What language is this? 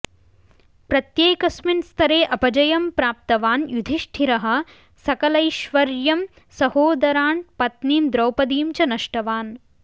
Sanskrit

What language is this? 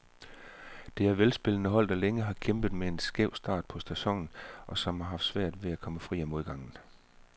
Danish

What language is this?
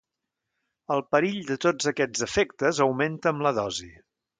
Catalan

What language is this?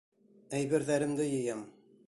Bashkir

